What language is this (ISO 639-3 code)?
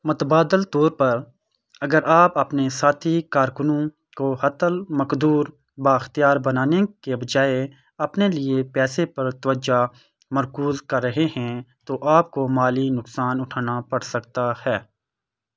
urd